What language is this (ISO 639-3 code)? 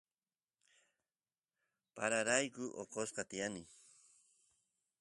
qus